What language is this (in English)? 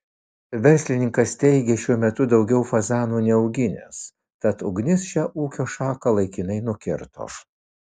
Lithuanian